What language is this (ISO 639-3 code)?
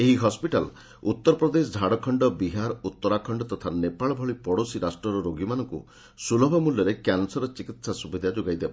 ori